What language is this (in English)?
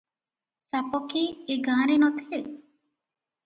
Odia